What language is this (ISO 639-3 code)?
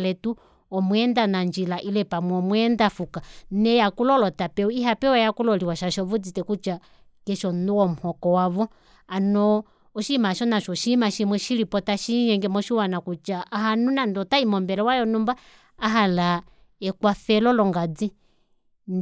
kua